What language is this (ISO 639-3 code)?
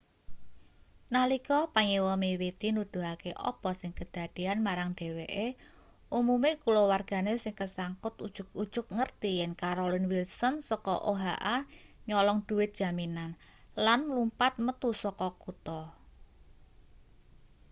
jav